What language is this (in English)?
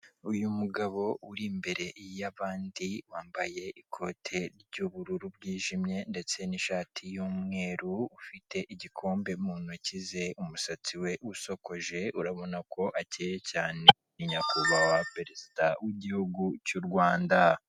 Kinyarwanda